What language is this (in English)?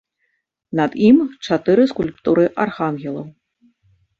Belarusian